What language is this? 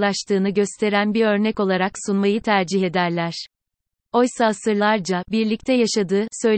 Turkish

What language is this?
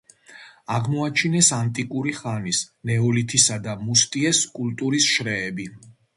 Georgian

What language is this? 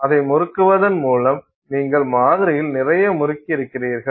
Tamil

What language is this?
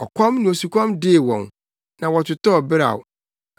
Akan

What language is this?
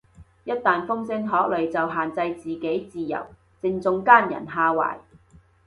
Cantonese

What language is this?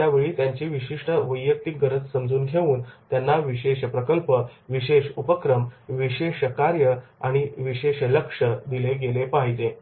Marathi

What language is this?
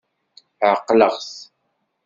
Kabyle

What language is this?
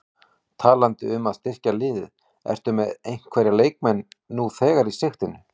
Icelandic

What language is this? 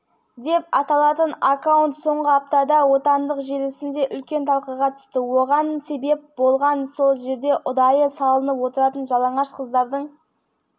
Kazakh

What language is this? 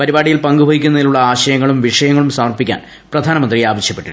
Malayalam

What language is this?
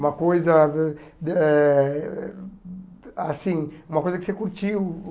Portuguese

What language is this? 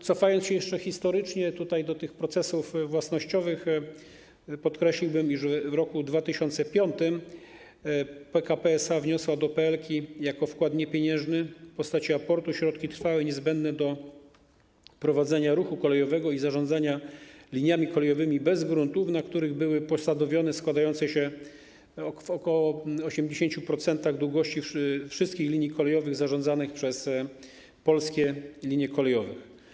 Polish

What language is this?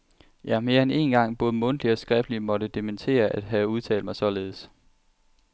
Danish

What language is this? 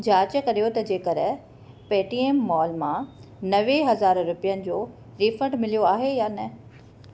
Sindhi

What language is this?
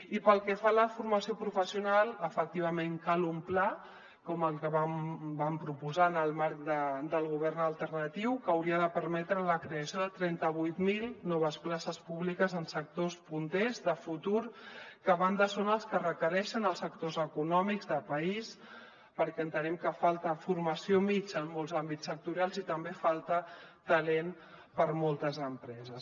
Catalan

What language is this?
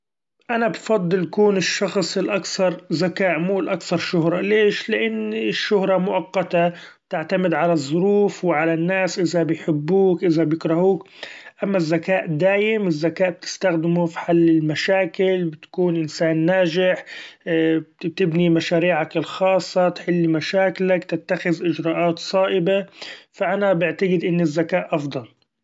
Gulf Arabic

